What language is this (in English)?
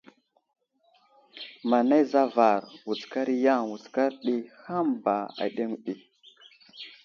Wuzlam